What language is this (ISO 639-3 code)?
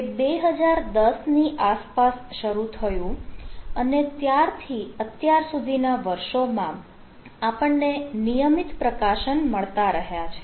guj